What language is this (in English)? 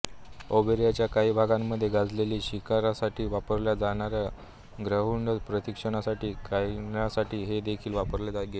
Marathi